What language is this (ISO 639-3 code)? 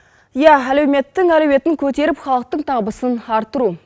kaz